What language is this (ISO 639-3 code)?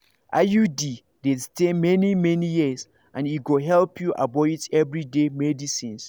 pcm